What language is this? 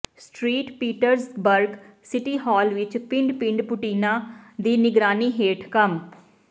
Punjabi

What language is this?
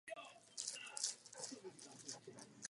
Czech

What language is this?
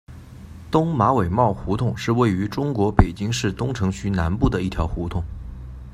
Chinese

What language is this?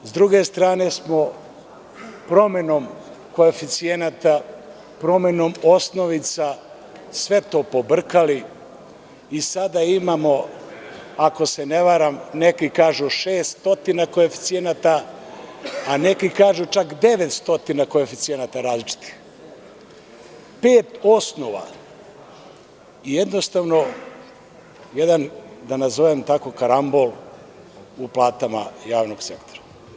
Serbian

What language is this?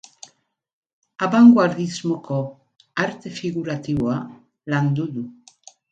Basque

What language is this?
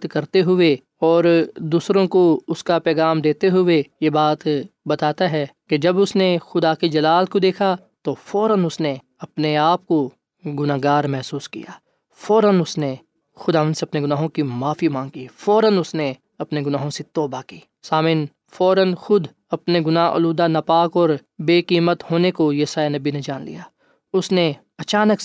Urdu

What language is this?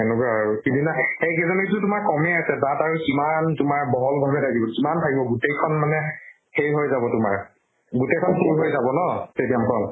Assamese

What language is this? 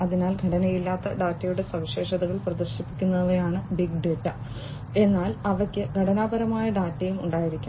Malayalam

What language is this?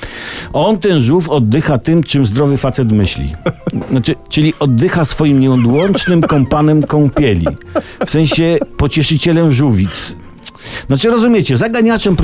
Polish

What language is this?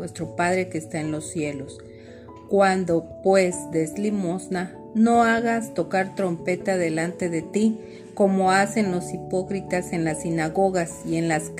Spanish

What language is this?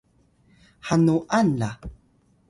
Atayal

